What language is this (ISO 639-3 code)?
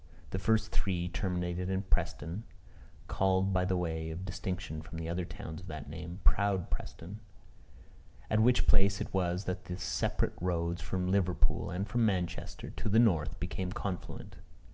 eng